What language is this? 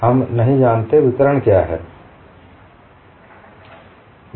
Hindi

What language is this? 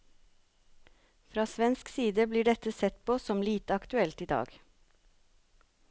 Norwegian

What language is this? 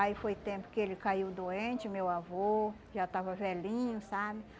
Portuguese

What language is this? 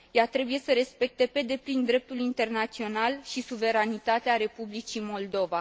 Romanian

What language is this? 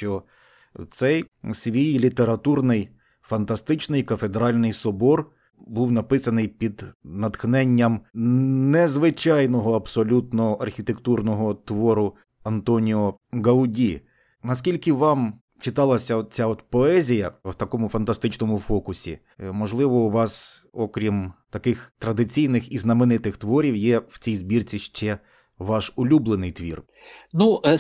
Ukrainian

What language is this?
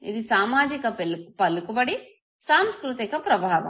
Telugu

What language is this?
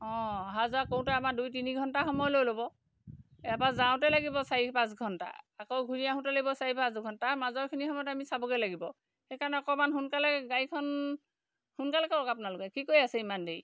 Assamese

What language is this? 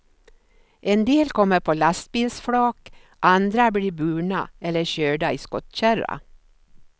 Swedish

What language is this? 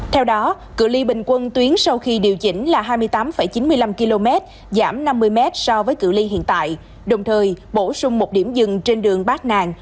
Vietnamese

